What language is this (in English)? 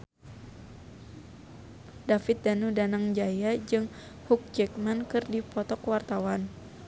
Sundanese